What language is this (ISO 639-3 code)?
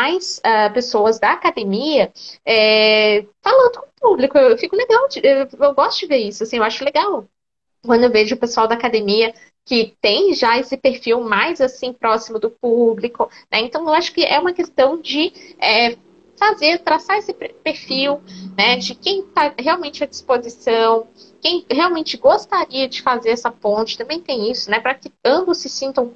por